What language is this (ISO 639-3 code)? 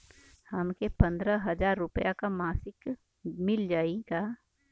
bho